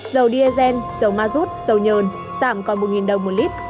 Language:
Vietnamese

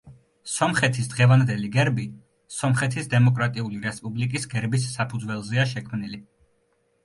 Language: Georgian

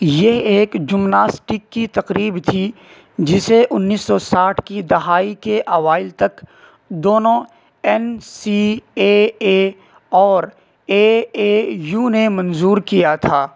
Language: Urdu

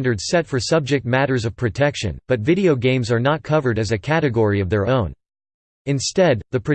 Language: English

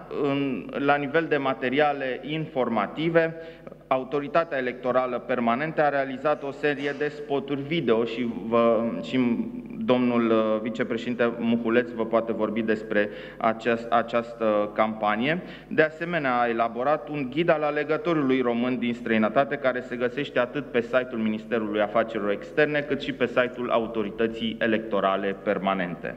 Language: Romanian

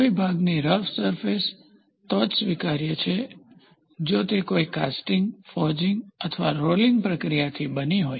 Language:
Gujarati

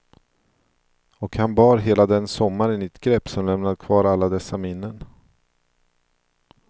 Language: Swedish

